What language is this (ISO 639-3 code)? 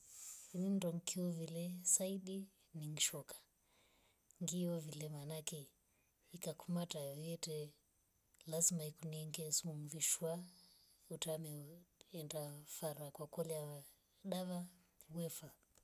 rof